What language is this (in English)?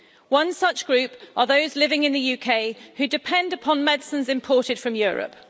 English